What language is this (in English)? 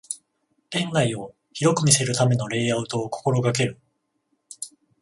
Japanese